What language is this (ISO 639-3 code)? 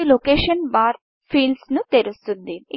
tel